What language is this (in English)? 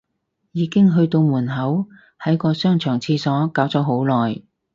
Cantonese